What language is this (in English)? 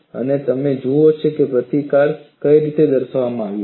Gujarati